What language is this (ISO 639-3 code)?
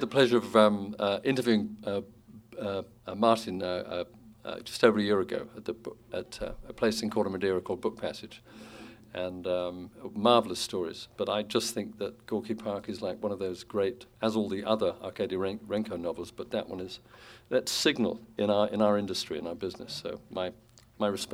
eng